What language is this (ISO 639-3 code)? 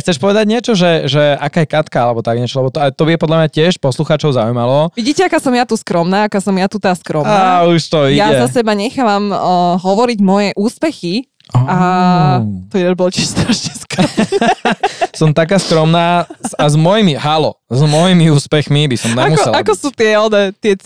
slk